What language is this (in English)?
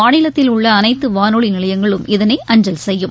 Tamil